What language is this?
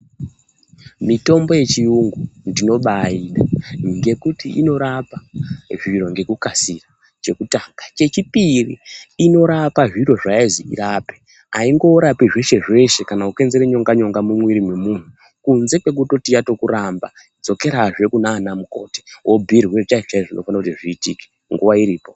Ndau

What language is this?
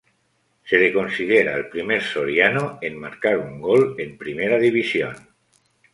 Spanish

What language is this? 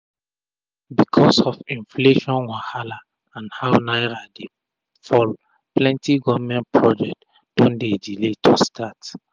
Nigerian Pidgin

